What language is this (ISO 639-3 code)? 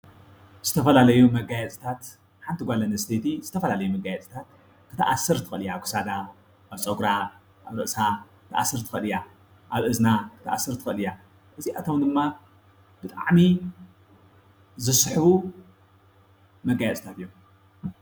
tir